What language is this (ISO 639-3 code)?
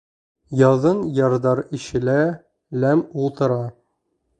bak